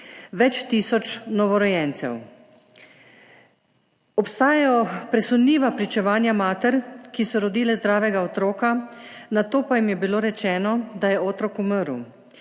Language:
Slovenian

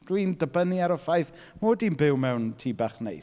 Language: Welsh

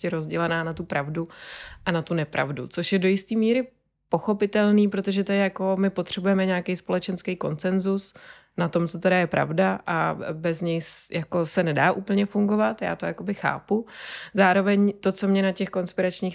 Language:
Czech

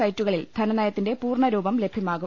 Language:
Malayalam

